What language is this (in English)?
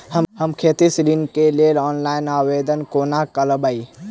Maithili